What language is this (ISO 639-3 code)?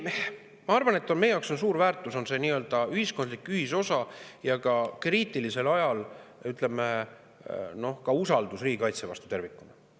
est